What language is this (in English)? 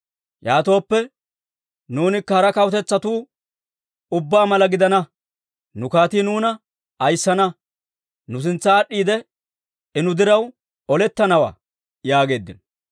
Dawro